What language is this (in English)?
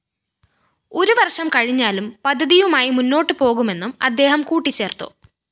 Malayalam